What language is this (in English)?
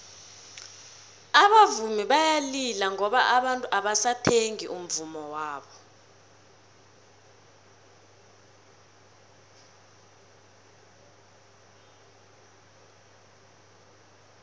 South Ndebele